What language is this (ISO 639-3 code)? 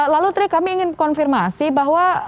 ind